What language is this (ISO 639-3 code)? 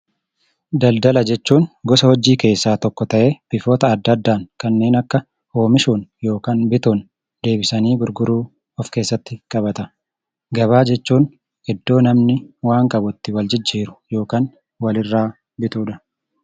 orm